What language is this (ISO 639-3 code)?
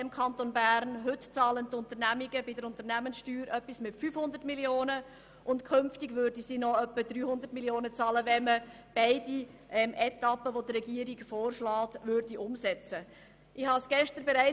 gsw